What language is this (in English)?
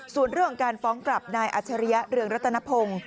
Thai